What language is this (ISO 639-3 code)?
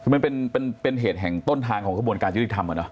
tha